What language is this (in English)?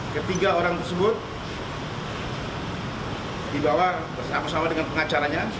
Indonesian